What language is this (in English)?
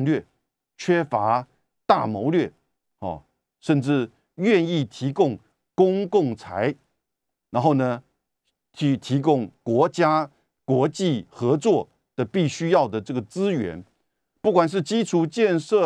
Chinese